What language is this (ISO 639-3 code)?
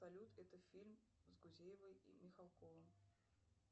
rus